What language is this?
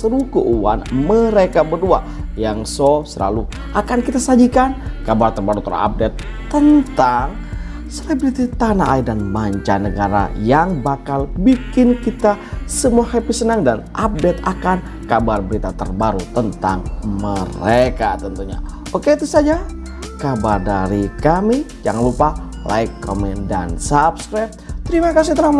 Indonesian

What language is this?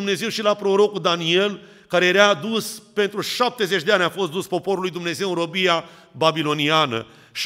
Romanian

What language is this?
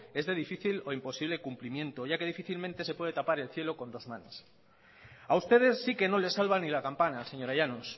Spanish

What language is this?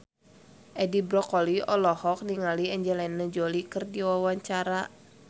Sundanese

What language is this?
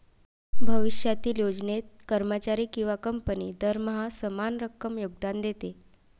Marathi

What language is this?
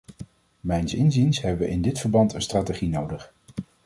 Dutch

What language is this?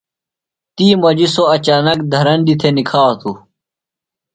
Phalura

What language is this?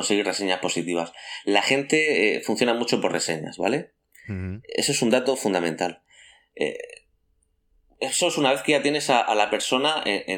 Spanish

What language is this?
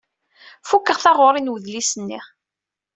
Kabyle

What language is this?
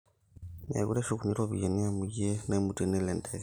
Masai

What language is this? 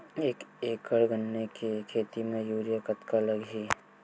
Chhattisgarhi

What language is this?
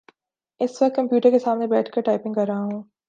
Urdu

